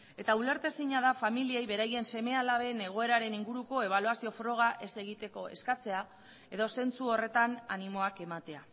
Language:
Basque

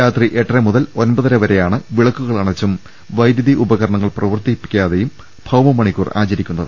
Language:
Malayalam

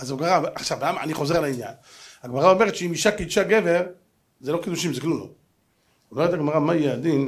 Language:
Hebrew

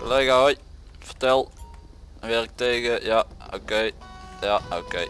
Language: Dutch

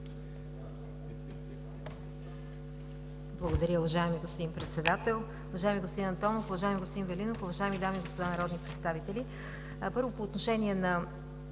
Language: Bulgarian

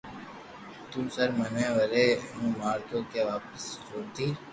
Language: Loarki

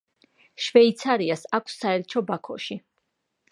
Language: Georgian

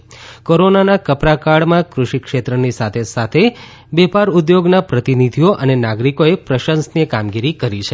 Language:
Gujarati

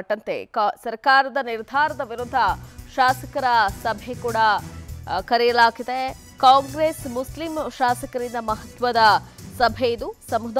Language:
Hindi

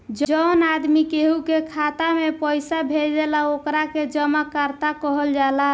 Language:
Bhojpuri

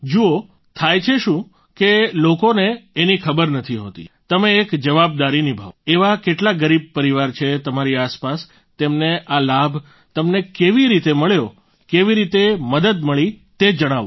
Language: Gujarati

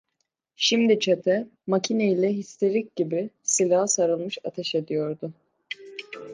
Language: Turkish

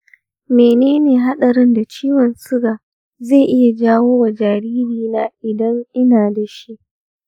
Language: Hausa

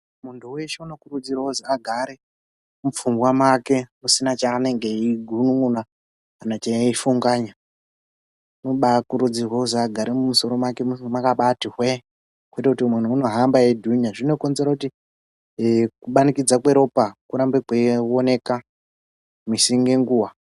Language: Ndau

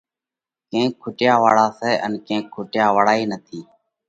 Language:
Parkari Koli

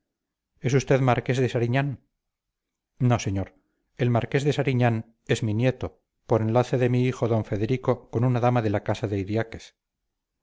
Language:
Spanish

